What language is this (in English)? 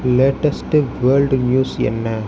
Tamil